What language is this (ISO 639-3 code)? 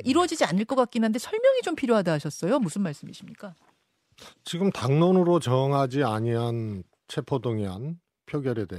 kor